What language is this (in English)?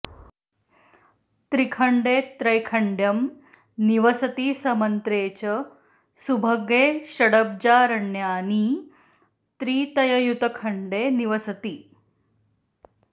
Sanskrit